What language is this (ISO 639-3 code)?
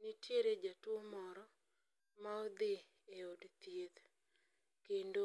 luo